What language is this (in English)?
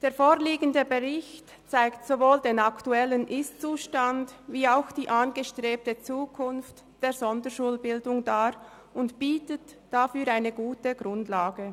Swiss German